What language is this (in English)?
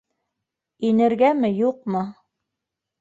Bashkir